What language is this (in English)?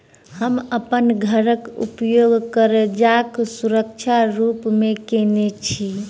Maithili